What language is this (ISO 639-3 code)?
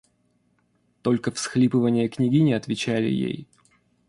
rus